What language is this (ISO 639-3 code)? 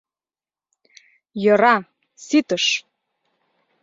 chm